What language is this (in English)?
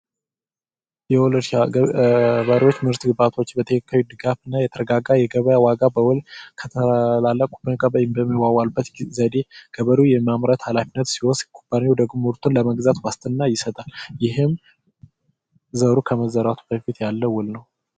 Amharic